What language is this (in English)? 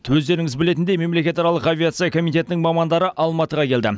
Kazakh